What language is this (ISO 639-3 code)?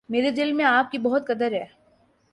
urd